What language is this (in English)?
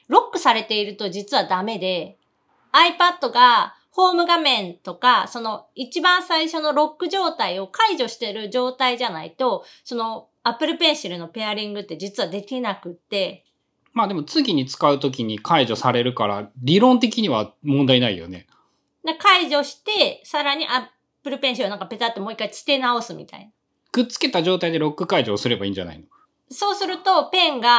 Japanese